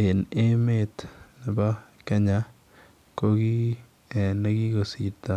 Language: Kalenjin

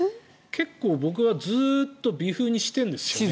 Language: Japanese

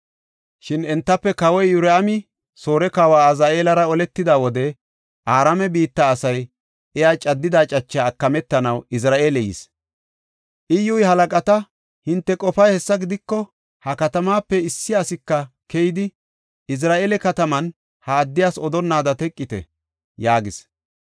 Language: Gofa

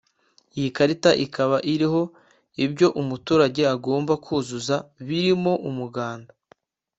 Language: Kinyarwanda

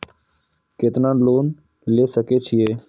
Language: Maithili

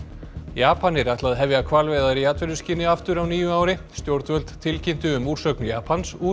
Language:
Icelandic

